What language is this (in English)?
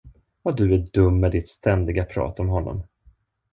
Swedish